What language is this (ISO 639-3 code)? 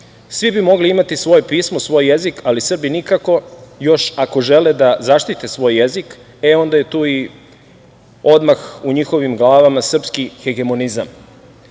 srp